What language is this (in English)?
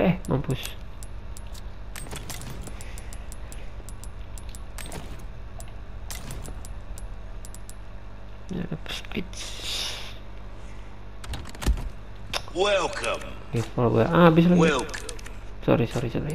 Indonesian